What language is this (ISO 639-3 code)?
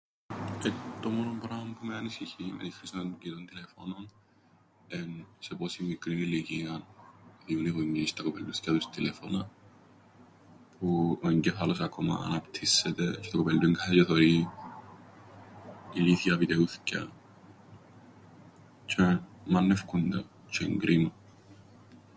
ell